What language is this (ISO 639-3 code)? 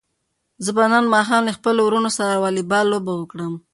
pus